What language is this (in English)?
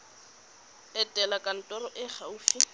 Tswana